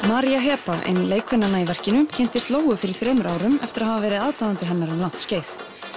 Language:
Icelandic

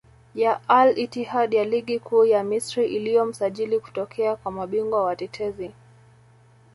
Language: Swahili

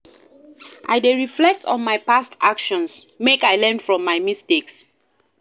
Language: Nigerian Pidgin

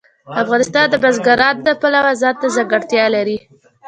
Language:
Pashto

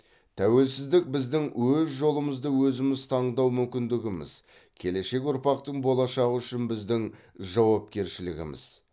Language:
Kazakh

